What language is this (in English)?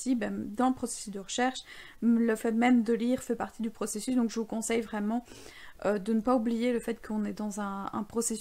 French